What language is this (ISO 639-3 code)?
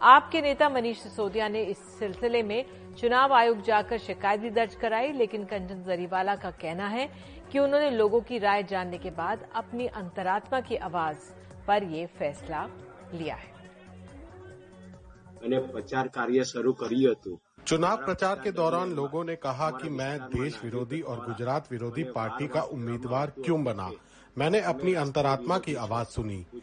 hin